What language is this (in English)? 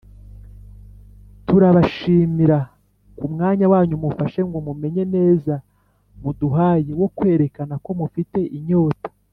Kinyarwanda